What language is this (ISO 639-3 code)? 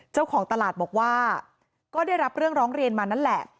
tha